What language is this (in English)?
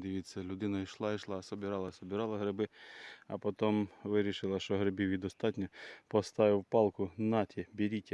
Ukrainian